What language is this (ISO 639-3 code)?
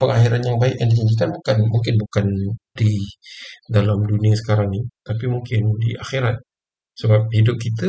msa